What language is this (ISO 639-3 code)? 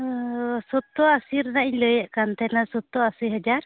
sat